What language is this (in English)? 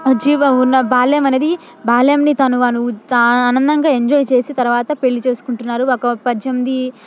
Telugu